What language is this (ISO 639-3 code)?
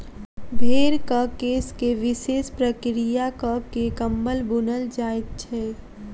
mai